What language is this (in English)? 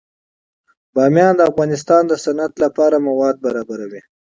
Pashto